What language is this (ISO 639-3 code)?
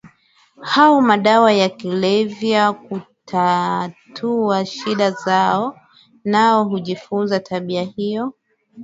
swa